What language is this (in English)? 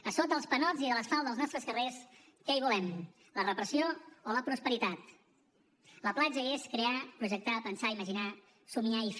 Catalan